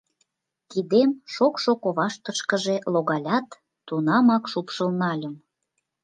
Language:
Mari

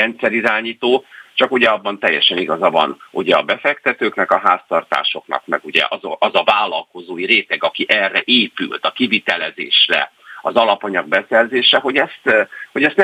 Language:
Hungarian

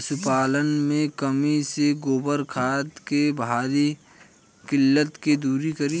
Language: Bhojpuri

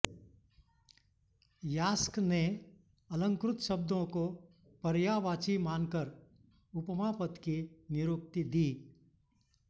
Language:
Sanskrit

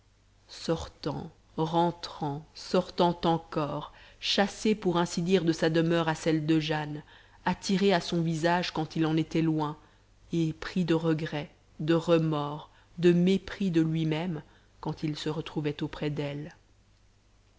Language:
French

